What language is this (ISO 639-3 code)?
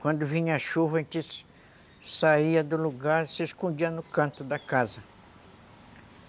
por